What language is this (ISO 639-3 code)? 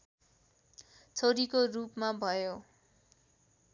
nep